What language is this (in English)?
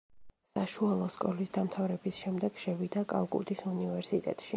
Georgian